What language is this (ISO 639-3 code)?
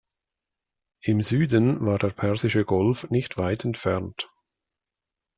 deu